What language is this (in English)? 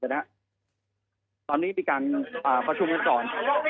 Thai